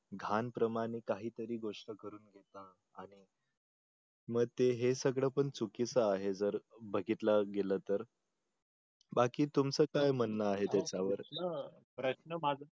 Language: Marathi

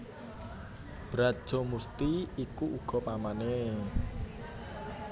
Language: Javanese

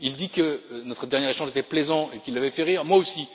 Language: French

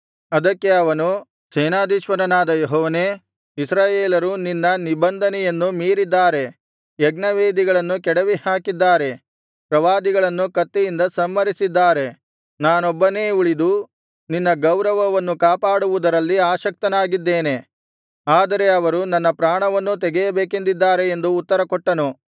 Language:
Kannada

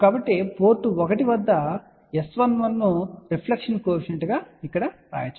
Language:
Telugu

